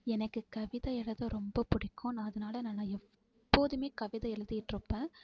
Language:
Tamil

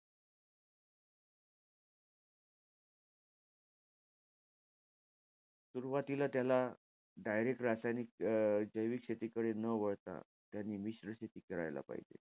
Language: Marathi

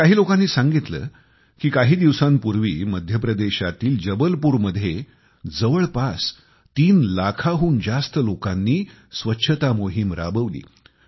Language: Marathi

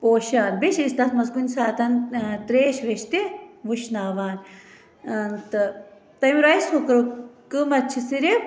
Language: Kashmiri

